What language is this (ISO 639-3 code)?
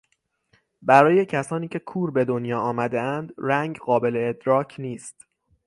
fas